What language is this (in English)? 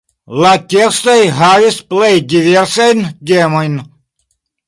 Esperanto